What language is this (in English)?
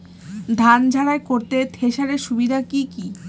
Bangla